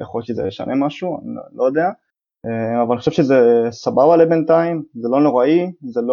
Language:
Hebrew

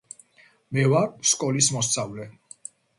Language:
Georgian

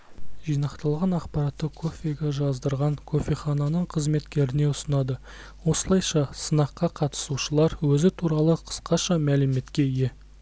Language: Kazakh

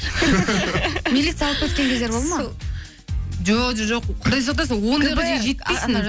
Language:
Kazakh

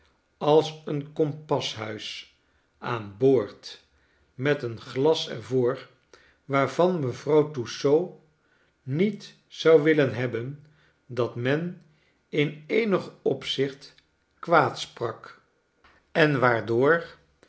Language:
Dutch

